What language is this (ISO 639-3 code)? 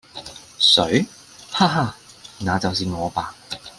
yue